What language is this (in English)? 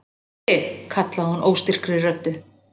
Icelandic